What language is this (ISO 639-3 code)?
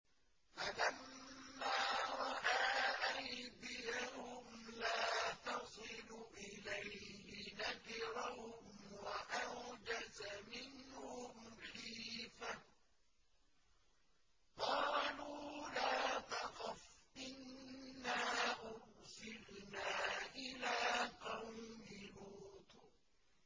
ara